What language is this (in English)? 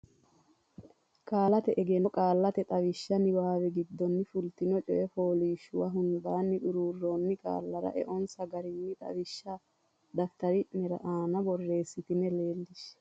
Sidamo